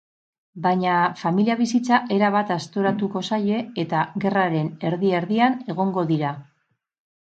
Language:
Basque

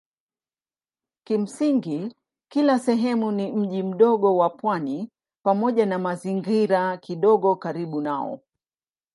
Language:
Swahili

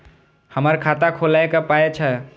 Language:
Maithili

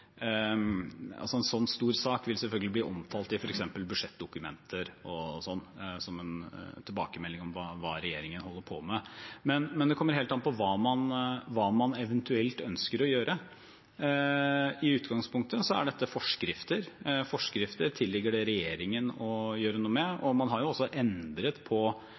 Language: Norwegian Bokmål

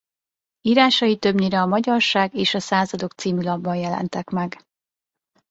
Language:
Hungarian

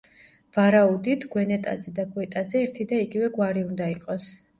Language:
Georgian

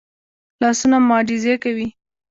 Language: Pashto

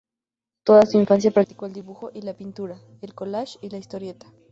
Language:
Spanish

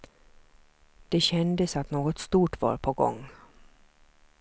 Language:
Swedish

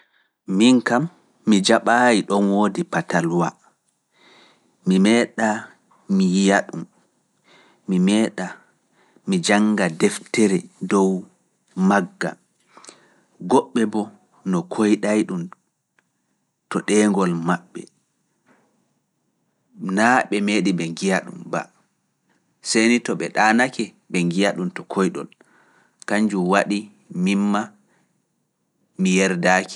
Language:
Fula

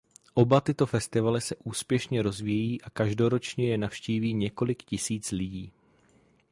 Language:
Czech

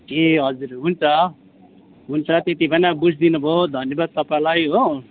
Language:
Nepali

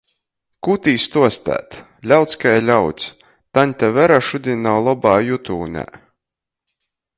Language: Latgalian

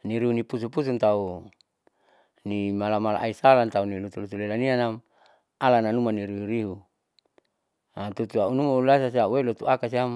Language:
Saleman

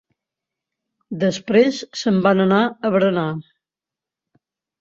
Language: Catalan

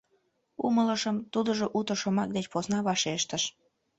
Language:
Mari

